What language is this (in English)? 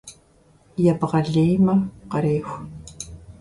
Kabardian